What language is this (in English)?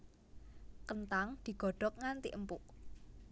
Javanese